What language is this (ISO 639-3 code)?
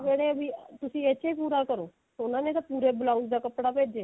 pan